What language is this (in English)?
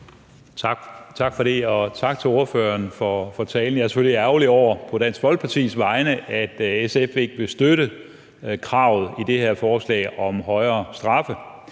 Danish